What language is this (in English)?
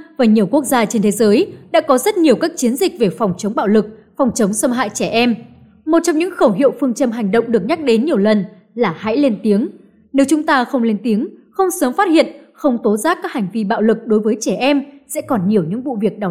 Vietnamese